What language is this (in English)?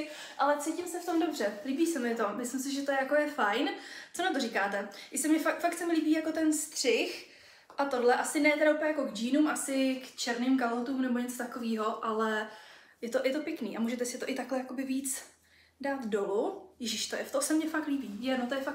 Czech